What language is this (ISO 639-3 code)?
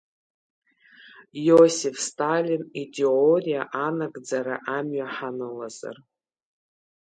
abk